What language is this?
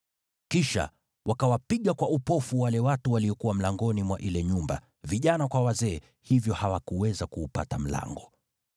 Swahili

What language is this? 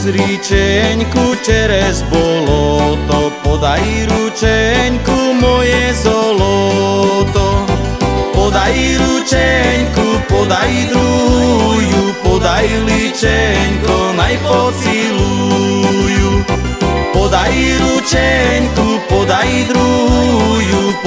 Slovak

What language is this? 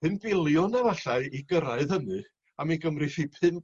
Welsh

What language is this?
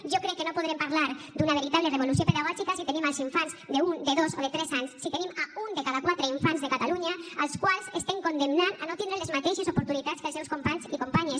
Catalan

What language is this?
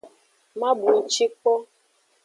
Aja (Benin)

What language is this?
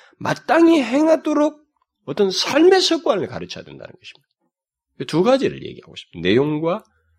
Korean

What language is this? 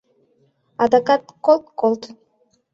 Mari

